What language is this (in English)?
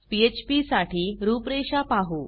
Marathi